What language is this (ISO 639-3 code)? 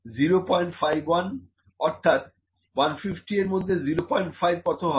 ben